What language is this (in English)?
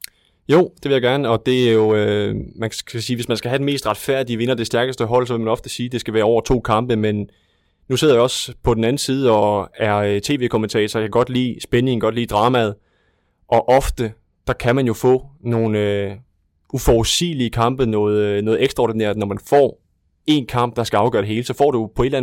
Danish